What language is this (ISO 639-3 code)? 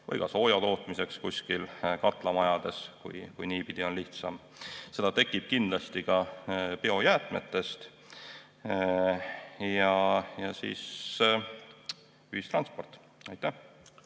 est